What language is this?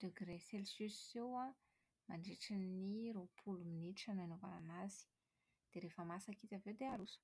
Malagasy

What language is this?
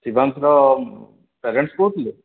Odia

